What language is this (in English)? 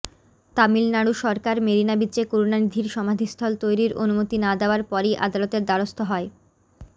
Bangla